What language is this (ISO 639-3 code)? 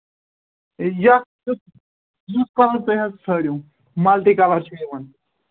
kas